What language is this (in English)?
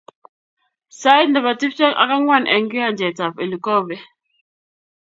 Kalenjin